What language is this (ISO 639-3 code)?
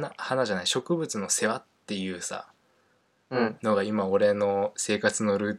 jpn